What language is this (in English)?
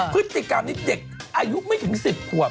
Thai